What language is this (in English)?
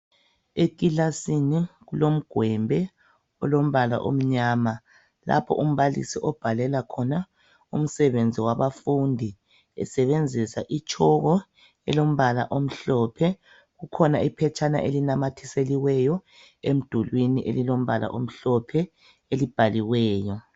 North Ndebele